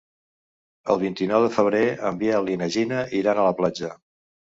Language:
Catalan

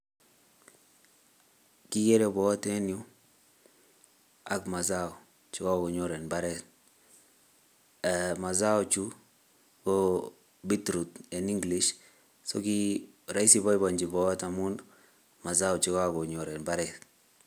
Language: Kalenjin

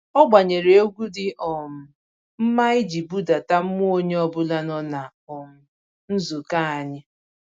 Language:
Igbo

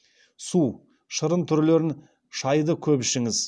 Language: Kazakh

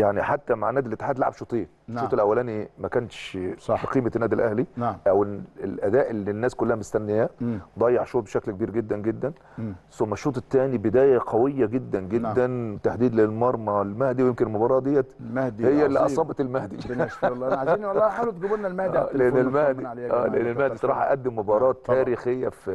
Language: Arabic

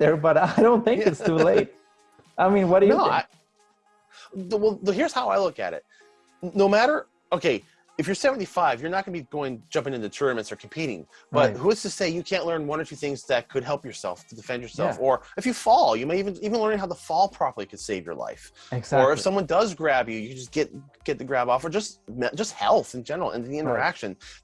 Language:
English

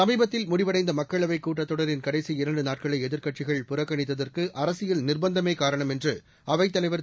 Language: Tamil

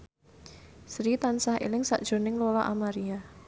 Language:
Javanese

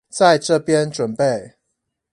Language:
Chinese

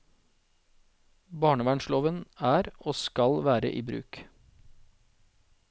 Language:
Norwegian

